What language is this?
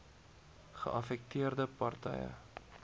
Afrikaans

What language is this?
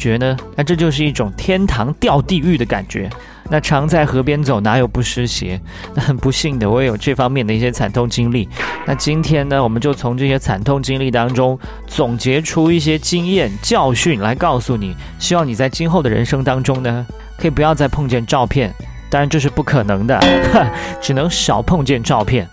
Chinese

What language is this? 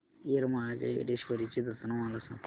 Marathi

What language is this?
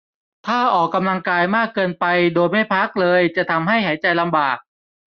Thai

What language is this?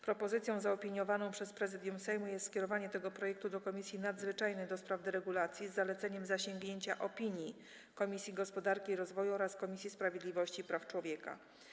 Polish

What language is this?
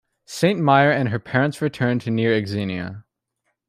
English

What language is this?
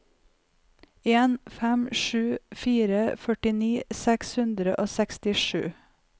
Norwegian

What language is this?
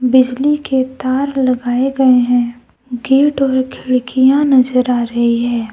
Hindi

